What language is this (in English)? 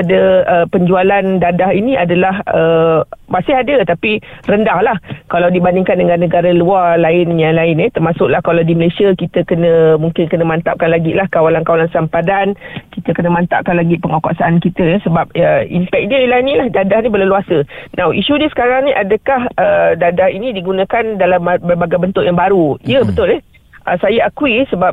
Malay